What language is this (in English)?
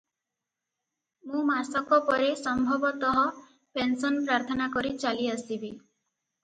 Odia